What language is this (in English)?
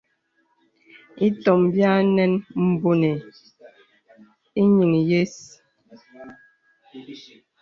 Bebele